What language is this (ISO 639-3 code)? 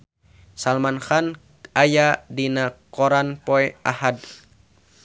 sun